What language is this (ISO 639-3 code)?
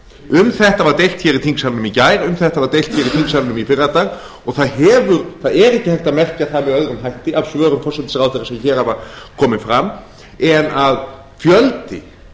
isl